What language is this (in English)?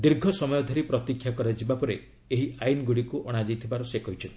Odia